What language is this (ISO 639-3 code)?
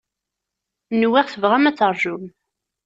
kab